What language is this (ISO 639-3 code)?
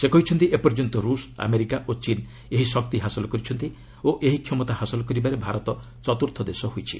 ori